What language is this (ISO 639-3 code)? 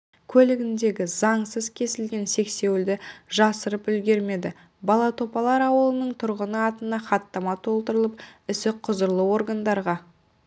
kaz